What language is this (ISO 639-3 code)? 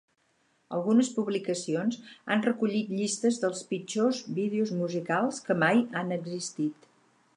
cat